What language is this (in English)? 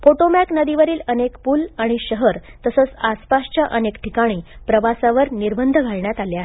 Marathi